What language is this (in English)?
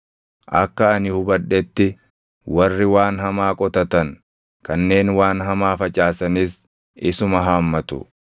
Oromo